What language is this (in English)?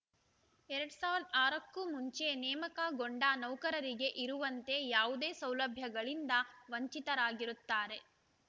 Kannada